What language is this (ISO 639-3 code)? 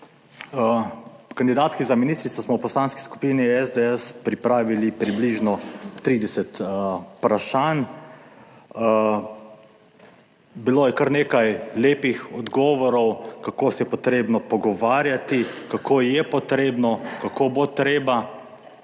slv